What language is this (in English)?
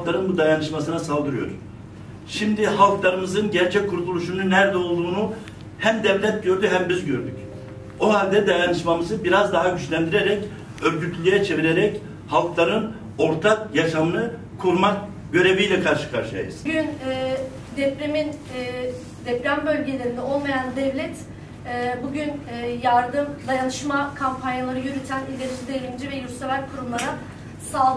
Turkish